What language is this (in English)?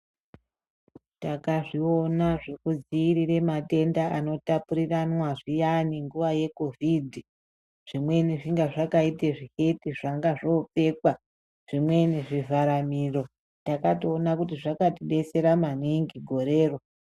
Ndau